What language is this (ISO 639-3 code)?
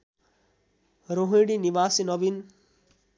nep